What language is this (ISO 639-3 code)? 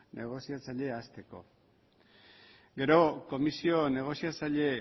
eus